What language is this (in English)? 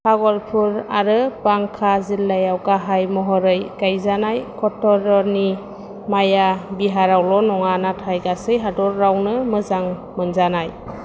Bodo